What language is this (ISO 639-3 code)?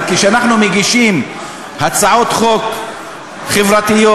heb